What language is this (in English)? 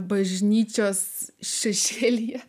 Lithuanian